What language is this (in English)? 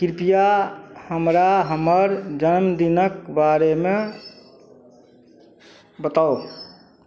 Maithili